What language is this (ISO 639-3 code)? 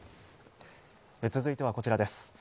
jpn